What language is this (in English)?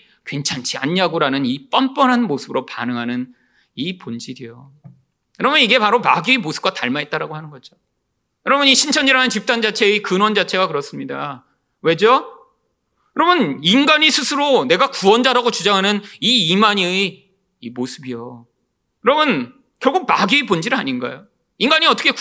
Korean